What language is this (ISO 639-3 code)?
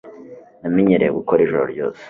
kin